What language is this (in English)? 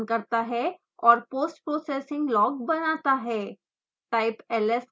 Hindi